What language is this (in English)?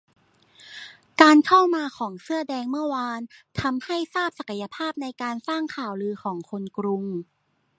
Thai